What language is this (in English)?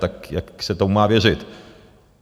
Czech